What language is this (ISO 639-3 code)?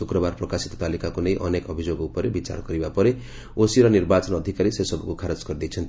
ori